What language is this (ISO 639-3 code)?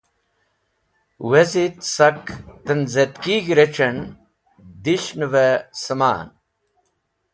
wbl